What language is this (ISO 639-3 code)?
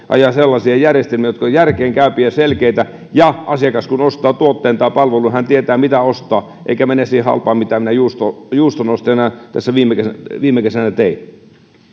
fin